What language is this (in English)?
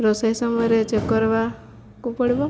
Odia